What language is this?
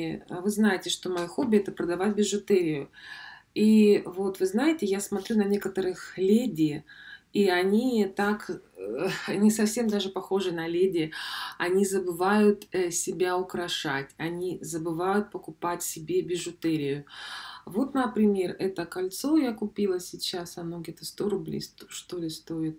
Russian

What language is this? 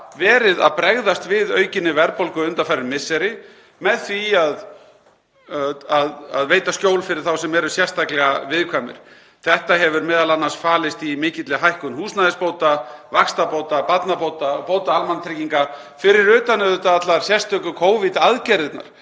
Icelandic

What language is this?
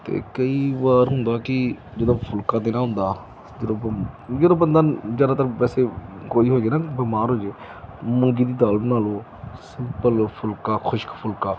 Punjabi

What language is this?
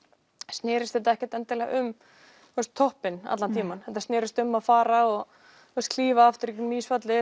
Icelandic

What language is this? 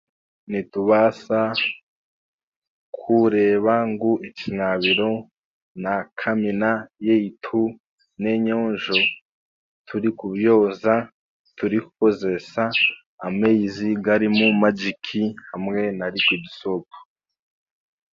Chiga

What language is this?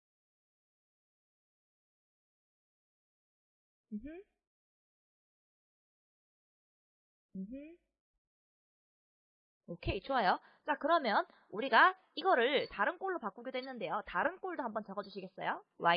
Korean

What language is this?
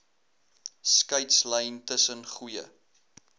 Afrikaans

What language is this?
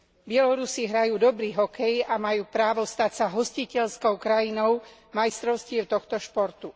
Slovak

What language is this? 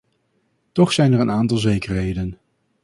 Dutch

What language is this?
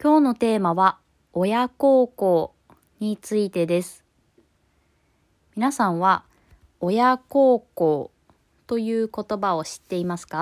Japanese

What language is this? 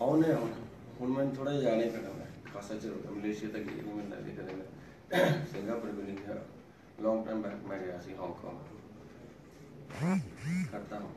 Punjabi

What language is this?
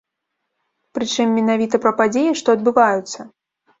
Belarusian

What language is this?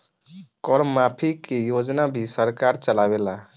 Bhojpuri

